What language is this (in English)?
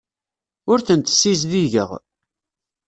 Kabyle